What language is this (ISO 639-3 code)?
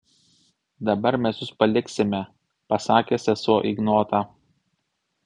lit